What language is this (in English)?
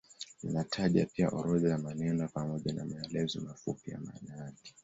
Swahili